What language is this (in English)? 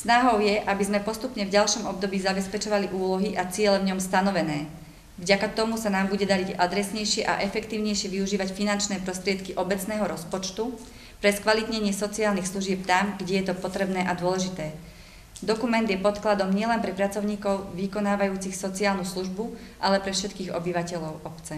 Slovak